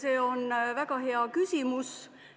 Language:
Estonian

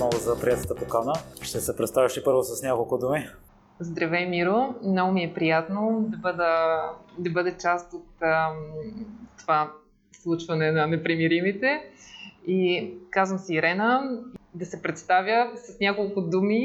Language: Bulgarian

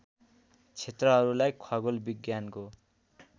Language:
Nepali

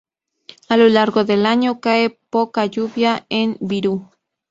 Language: Spanish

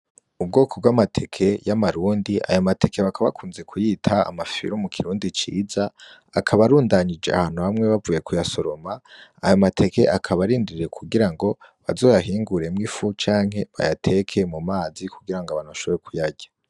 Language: Rundi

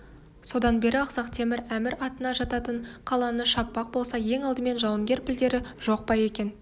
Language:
Kazakh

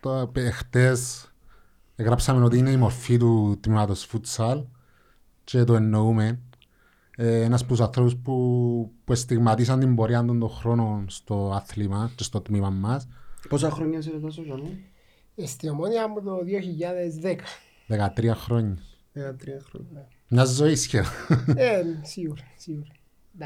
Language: Greek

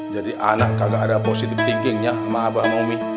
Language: Indonesian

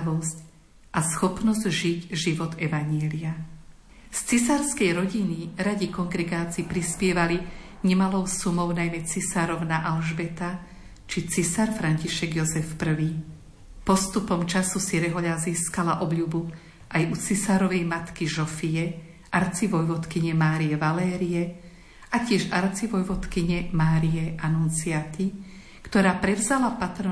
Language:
Slovak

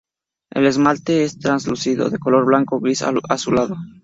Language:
Spanish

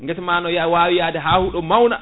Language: Fula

